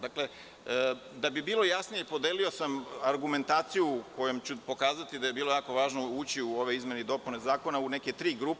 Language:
Serbian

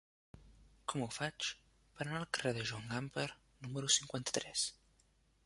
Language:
Catalan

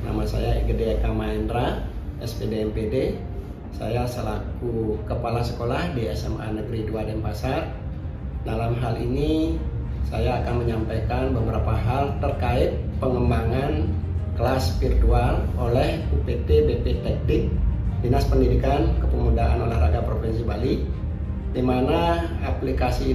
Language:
Indonesian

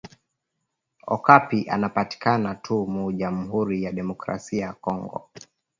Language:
Swahili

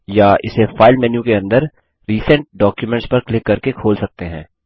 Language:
Hindi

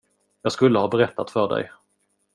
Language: Swedish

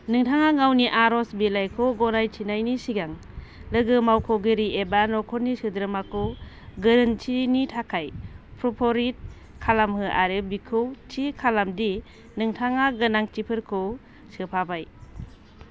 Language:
Bodo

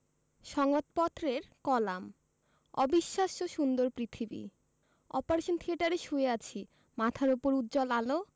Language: Bangla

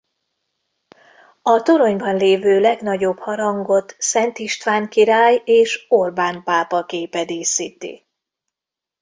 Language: Hungarian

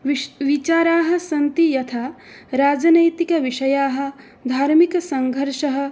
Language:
Sanskrit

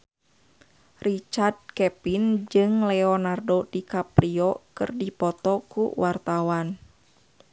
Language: Sundanese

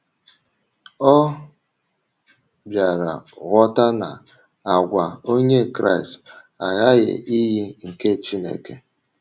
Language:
Igbo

